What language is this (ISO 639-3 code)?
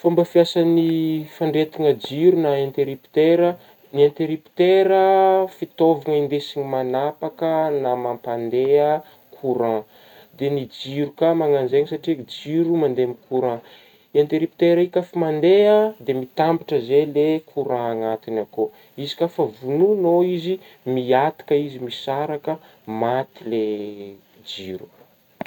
bmm